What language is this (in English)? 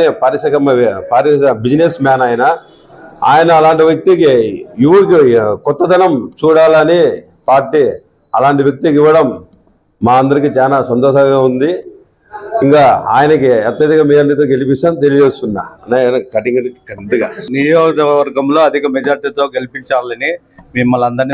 Telugu